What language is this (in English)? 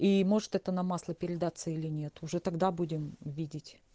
Russian